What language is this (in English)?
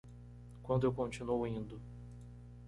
Portuguese